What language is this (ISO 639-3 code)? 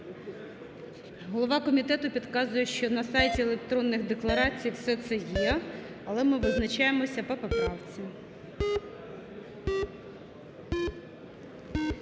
ukr